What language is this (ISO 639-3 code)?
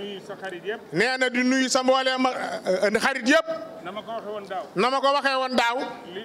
ind